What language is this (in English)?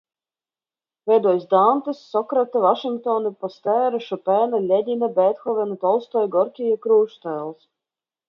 Latvian